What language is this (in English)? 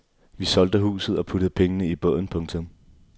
Danish